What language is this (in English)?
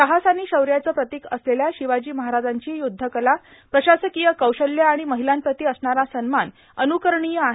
Marathi